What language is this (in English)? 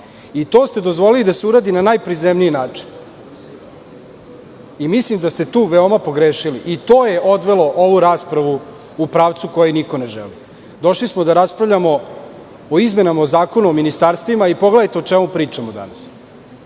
Serbian